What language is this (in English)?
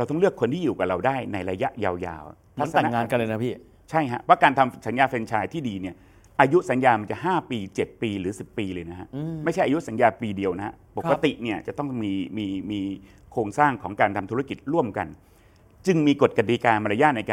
Thai